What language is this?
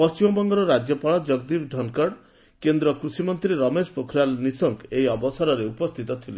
Odia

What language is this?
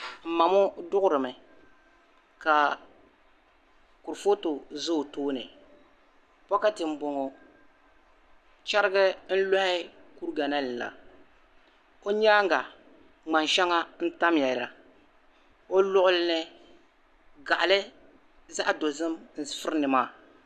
Dagbani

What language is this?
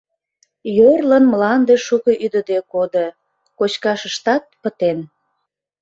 Mari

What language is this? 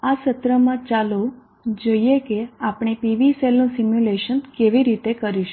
Gujarati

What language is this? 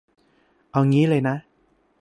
Thai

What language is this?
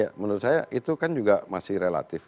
Indonesian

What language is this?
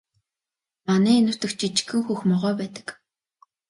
Mongolian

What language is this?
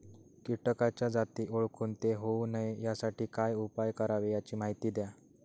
Marathi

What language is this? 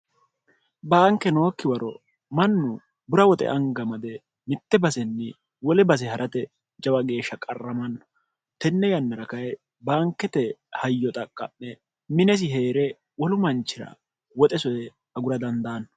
Sidamo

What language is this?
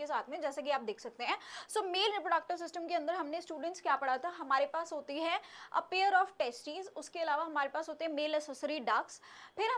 Hindi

